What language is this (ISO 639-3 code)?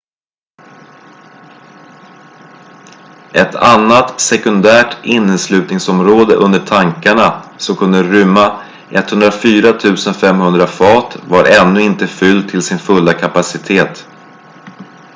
swe